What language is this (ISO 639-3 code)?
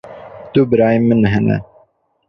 kur